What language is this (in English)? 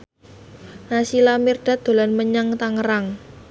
Javanese